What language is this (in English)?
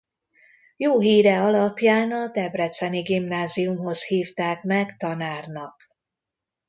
Hungarian